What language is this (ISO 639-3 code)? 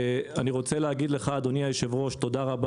heb